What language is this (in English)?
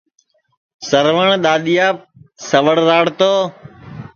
Sansi